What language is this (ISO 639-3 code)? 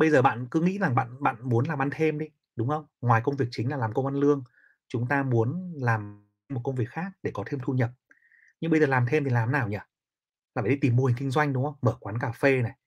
vie